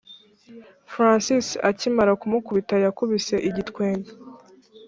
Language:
Kinyarwanda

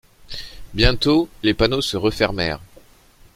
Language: French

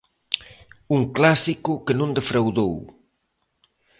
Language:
Galician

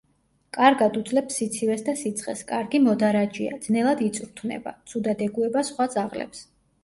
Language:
Georgian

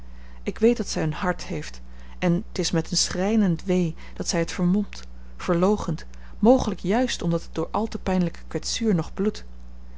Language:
Dutch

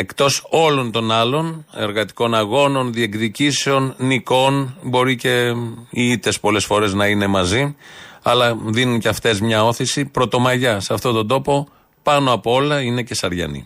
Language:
Greek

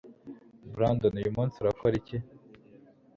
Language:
Kinyarwanda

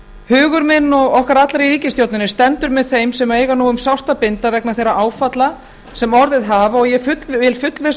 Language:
Icelandic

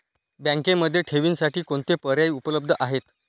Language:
Marathi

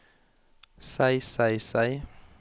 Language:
Norwegian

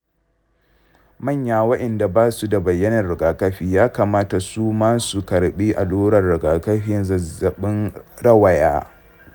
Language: Hausa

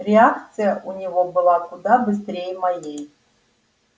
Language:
Russian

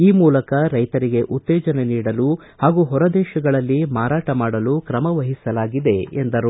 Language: Kannada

